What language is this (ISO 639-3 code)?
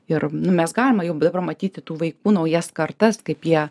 lit